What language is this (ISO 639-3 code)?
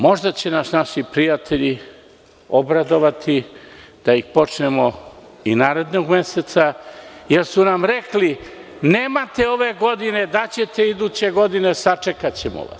srp